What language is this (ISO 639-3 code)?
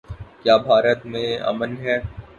urd